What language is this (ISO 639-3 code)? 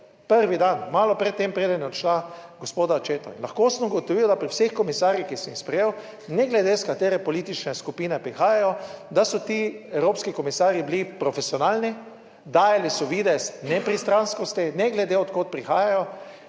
slv